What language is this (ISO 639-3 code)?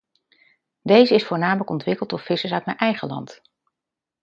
nld